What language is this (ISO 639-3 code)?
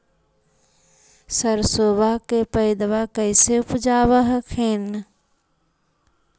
mag